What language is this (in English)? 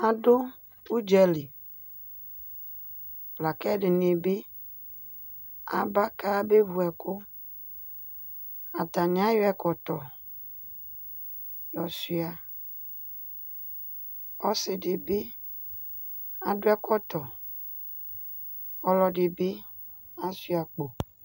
Ikposo